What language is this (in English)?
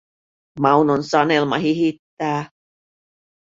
Finnish